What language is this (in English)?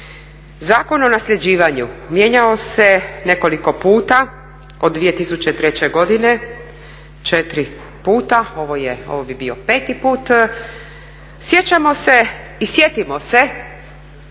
Croatian